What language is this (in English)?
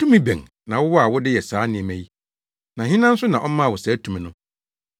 Akan